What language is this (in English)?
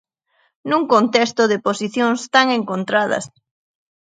Galician